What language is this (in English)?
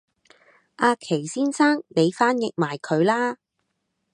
Cantonese